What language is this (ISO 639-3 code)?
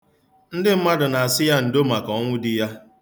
ibo